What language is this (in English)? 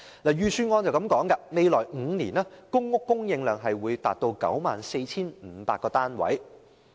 Cantonese